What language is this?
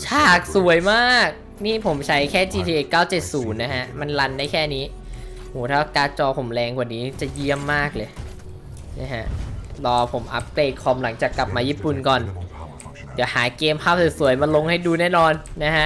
Thai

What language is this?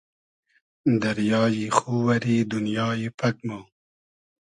Hazaragi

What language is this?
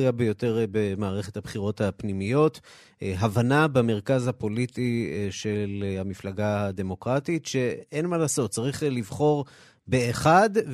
Hebrew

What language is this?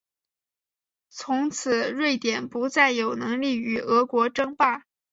Chinese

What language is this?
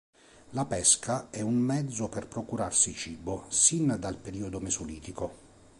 Italian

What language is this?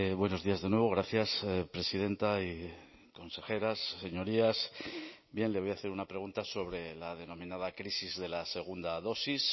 Spanish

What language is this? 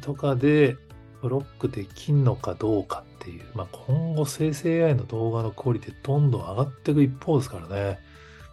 Japanese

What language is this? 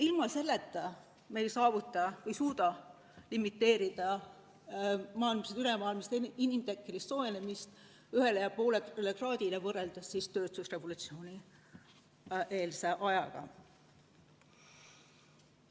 Estonian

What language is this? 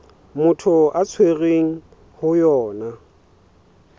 Southern Sotho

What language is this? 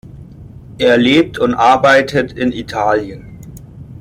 German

